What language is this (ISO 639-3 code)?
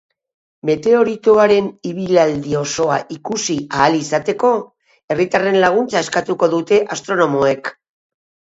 eus